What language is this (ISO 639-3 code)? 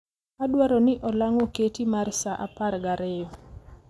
luo